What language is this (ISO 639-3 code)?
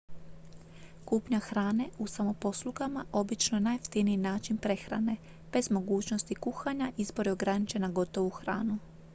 hrv